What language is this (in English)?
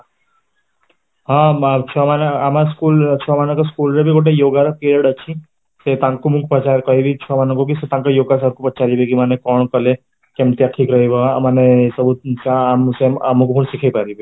Odia